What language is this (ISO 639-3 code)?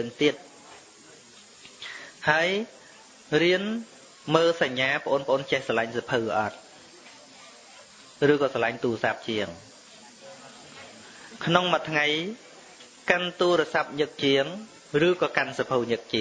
vie